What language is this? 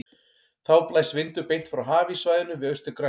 Icelandic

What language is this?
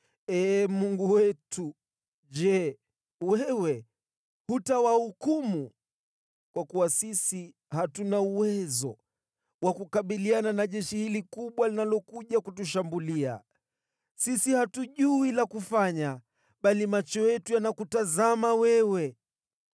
Swahili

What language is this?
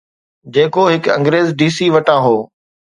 Sindhi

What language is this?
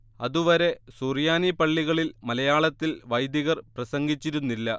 Malayalam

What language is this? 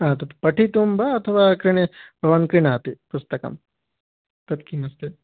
Sanskrit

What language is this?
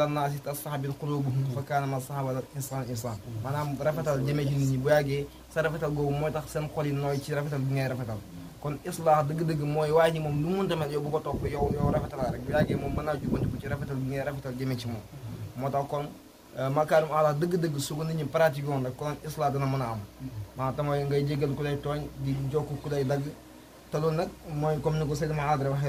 Arabic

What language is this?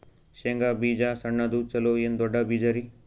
Kannada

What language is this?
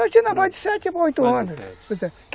Portuguese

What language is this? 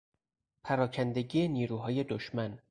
Persian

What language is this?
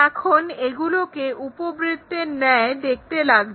Bangla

